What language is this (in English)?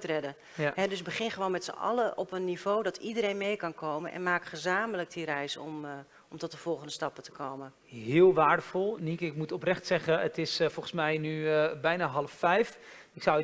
Dutch